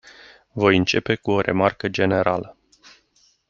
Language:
Romanian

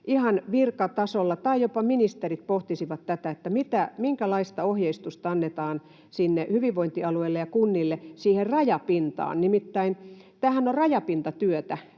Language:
Finnish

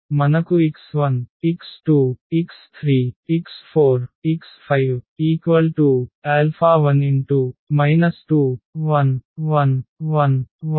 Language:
Telugu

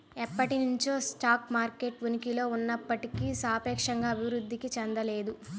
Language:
Telugu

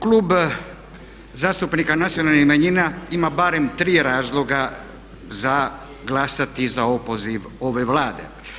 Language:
Croatian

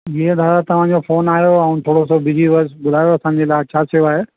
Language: Sindhi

